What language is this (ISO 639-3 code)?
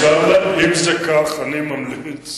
heb